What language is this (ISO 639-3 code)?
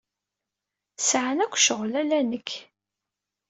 kab